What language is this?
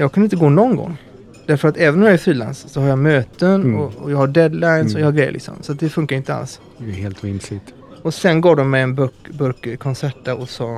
Swedish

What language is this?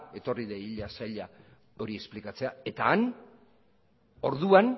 Basque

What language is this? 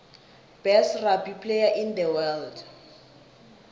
South Ndebele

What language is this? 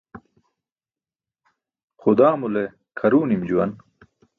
Burushaski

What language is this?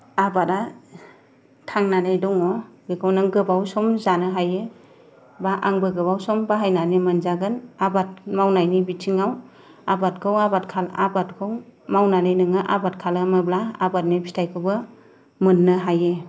Bodo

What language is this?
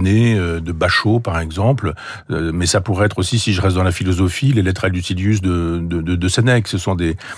French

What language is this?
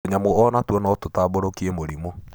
Kikuyu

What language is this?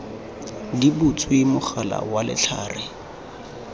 Tswana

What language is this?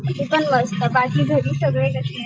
Marathi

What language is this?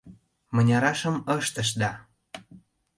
Mari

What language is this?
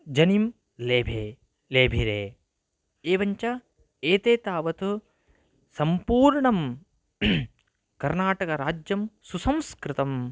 Sanskrit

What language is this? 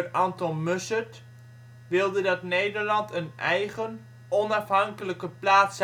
Dutch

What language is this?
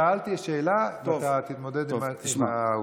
Hebrew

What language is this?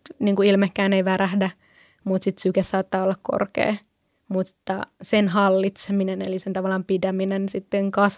Finnish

